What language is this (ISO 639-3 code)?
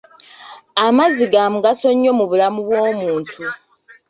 lug